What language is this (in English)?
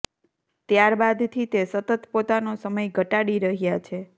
Gujarati